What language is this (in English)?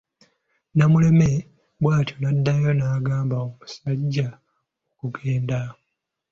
Ganda